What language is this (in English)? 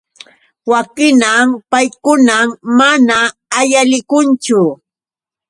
Yauyos Quechua